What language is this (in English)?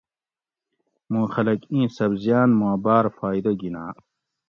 Gawri